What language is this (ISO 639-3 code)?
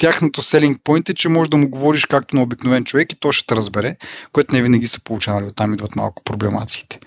bul